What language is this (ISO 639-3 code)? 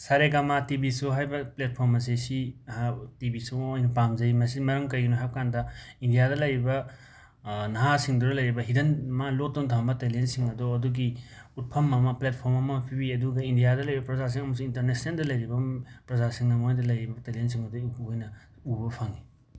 mni